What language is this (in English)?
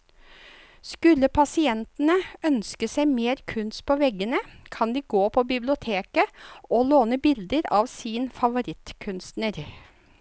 Norwegian